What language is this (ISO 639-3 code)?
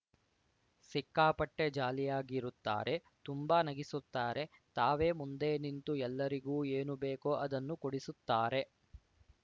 kan